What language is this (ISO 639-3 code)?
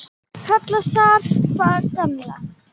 isl